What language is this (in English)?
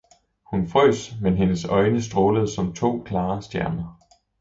Danish